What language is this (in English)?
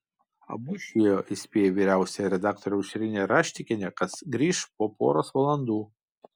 Lithuanian